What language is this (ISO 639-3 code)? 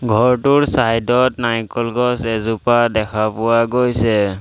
asm